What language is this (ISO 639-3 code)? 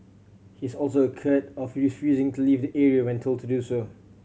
eng